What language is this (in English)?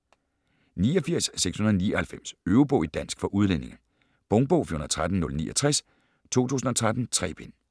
Danish